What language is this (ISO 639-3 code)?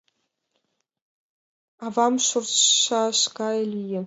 chm